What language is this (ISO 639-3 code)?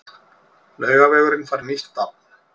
isl